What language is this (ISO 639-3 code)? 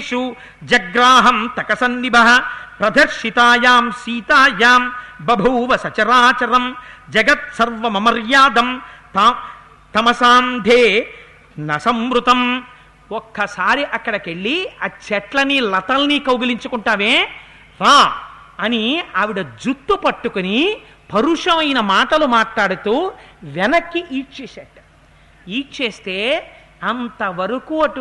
tel